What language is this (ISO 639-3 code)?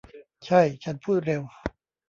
tha